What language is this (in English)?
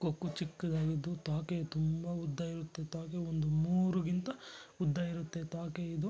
Kannada